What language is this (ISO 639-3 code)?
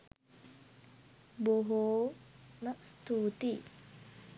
sin